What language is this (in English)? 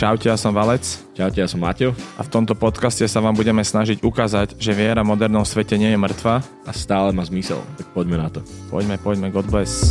Slovak